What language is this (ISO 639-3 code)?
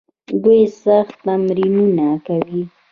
pus